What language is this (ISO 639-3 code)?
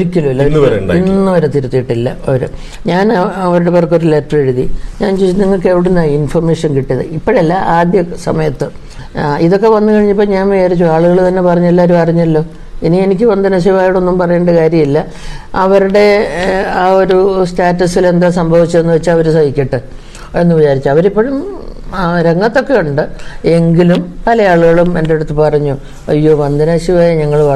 mal